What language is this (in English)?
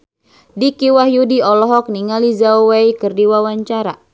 Sundanese